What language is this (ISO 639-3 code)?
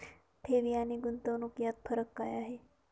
mar